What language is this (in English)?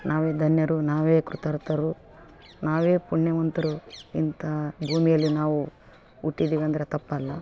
Kannada